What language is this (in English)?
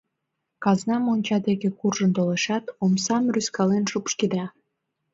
Mari